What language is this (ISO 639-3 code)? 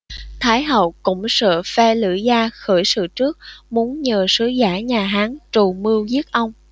vie